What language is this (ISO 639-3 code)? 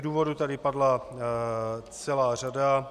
ces